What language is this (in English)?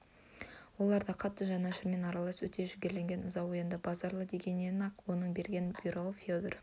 Kazakh